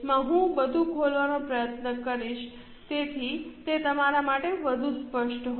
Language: Gujarati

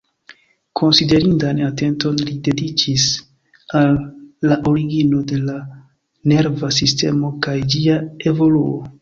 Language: Esperanto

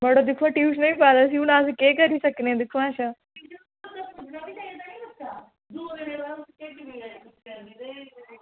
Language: Dogri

